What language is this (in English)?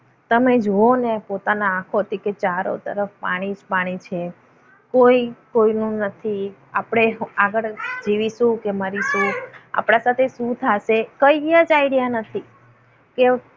Gujarati